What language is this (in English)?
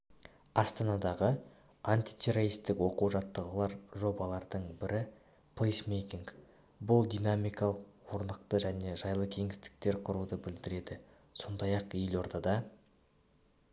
Kazakh